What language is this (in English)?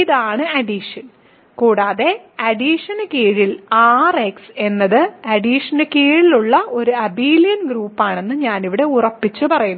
Malayalam